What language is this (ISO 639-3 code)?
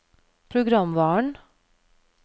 nor